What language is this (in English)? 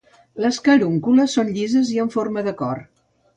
Catalan